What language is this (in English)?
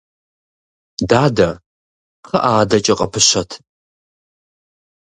Kabardian